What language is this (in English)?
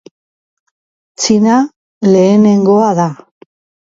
Basque